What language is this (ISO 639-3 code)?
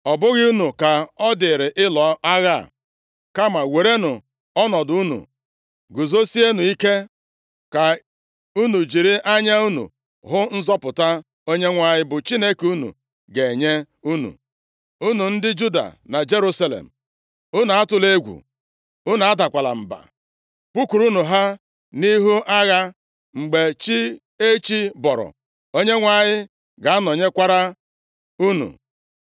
ibo